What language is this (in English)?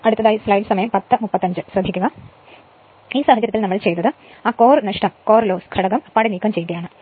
Malayalam